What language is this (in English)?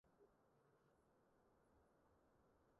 Chinese